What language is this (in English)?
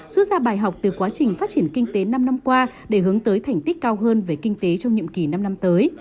Vietnamese